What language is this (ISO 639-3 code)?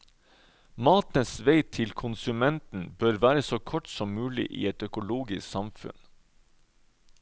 nor